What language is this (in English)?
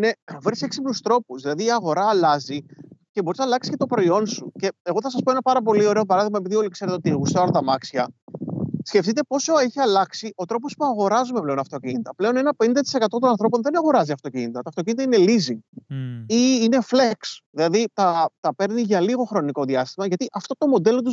Greek